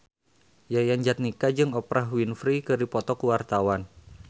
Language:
Sundanese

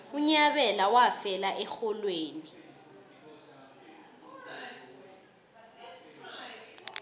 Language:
South Ndebele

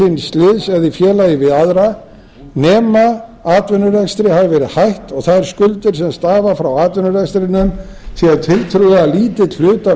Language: Icelandic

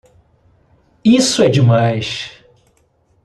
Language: Portuguese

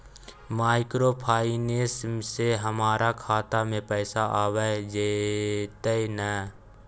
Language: Maithili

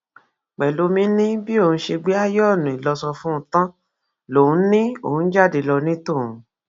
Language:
Yoruba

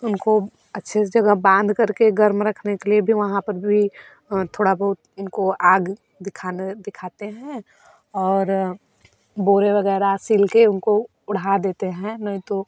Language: Hindi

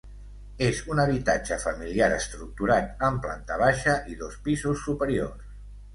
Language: Catalan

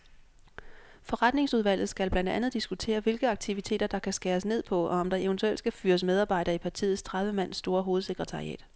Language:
Danish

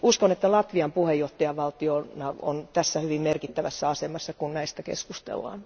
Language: Finnish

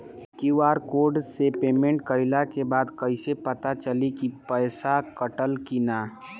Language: Bhojpuri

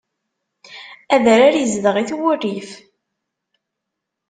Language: Kabyle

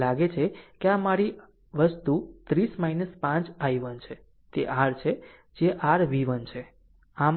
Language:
Gujarati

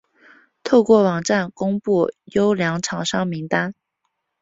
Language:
Chinese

